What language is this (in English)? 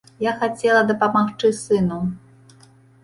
Belarusian